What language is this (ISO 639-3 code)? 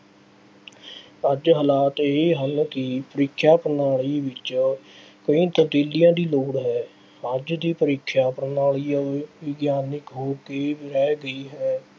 pan